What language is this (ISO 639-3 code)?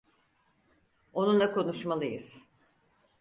tur